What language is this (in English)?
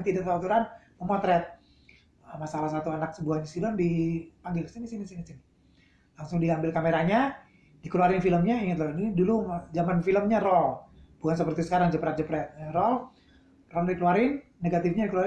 Indonesian